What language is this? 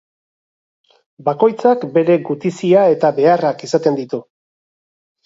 Basque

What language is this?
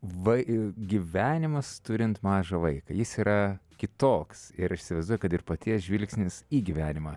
Lithuanian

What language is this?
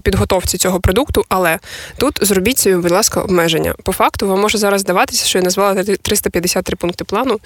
Ukrainian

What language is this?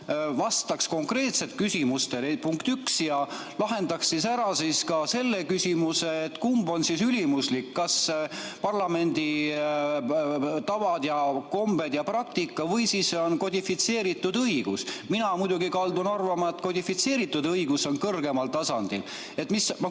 Estonian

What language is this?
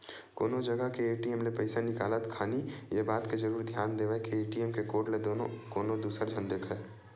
Chhattisgarhi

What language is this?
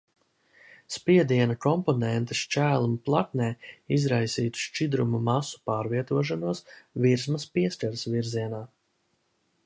Latvian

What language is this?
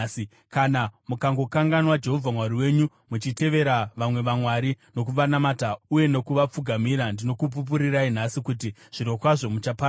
Shona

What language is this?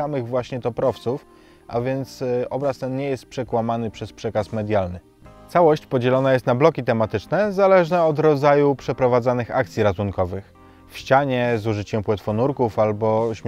Polish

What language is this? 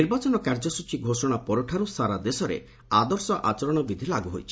Odia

